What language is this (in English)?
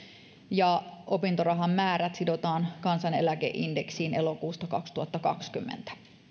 Finnish